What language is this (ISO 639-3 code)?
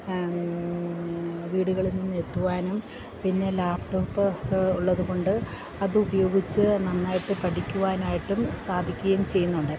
mal